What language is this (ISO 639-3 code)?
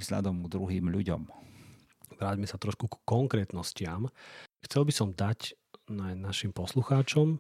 slk